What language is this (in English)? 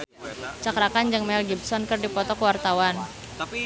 Sundanese